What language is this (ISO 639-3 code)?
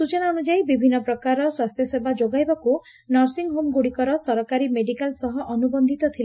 ori